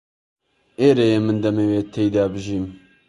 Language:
Central Kurdish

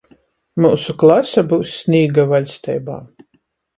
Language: Latgalian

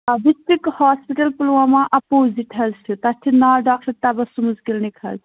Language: Kashmiri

